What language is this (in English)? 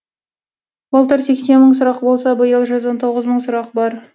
Kazakh